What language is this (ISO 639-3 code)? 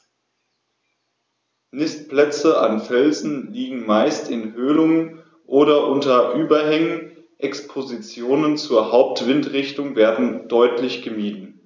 deu